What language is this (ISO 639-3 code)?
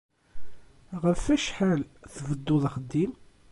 kab